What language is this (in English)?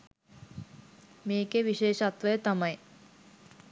Sinhala